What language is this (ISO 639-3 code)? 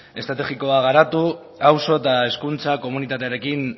eus